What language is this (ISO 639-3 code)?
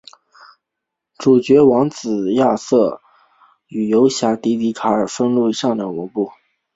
zho